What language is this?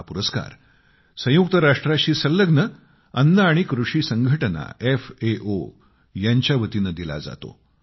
Marathi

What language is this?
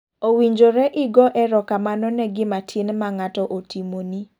Luo (Kenya and Tanzania)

